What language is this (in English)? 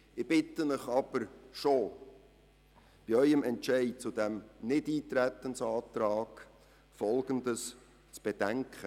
Swiss German